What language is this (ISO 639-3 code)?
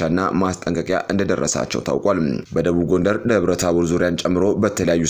ara